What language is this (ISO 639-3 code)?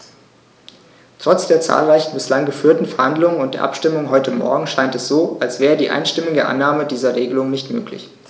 deu